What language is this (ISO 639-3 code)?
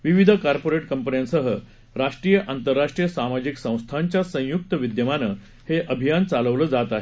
mar